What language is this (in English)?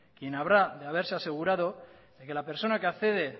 Spanish